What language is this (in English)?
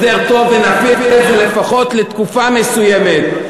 Hebrew